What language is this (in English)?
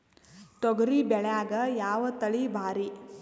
Kannada